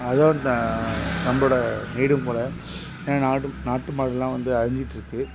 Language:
Tamil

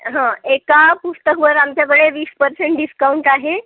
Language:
Marathi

